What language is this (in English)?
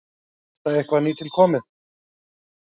Icelandic